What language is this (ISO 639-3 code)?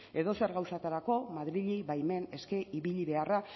eus